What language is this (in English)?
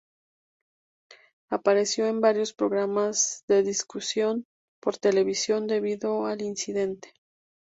Spanish